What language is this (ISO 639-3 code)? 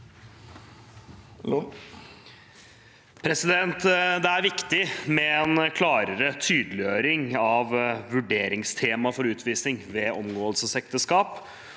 nor